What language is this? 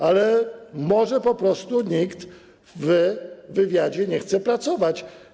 Polish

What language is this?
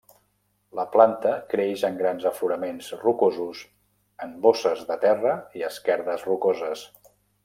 Catalan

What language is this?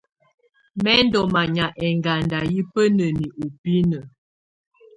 Tunen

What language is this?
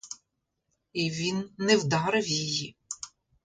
Ukrainian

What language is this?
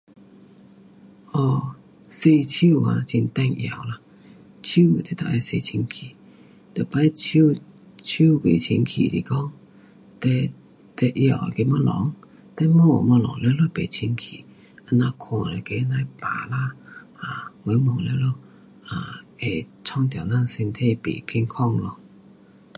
Pu-Xian Chinese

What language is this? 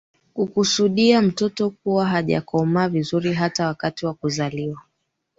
Swahili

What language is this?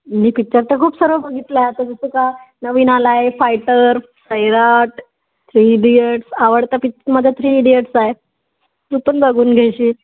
Marathi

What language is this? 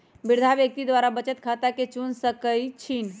Magahi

